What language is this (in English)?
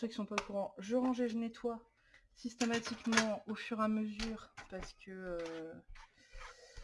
French